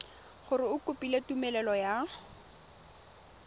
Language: Tswana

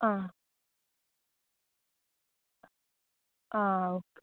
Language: Malayalam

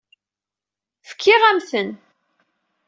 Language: Kabyle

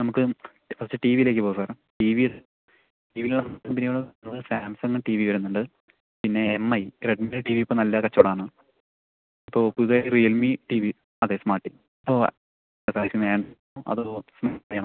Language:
Malayalam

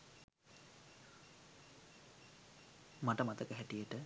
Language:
Sinhala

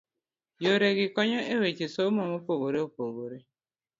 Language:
Luo (Kenya and Tanzania)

